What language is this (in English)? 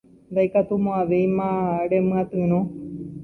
Guarani